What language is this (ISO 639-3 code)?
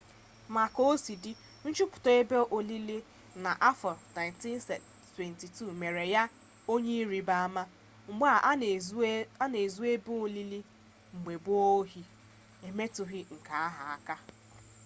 ibo